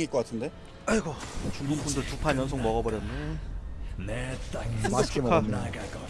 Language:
Korean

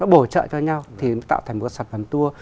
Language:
Vietnamese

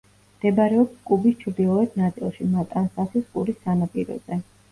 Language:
Georgian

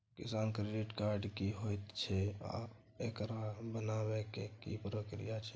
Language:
Maithili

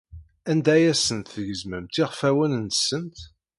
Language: Kabyle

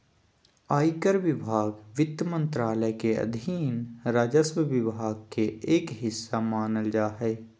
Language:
Magahi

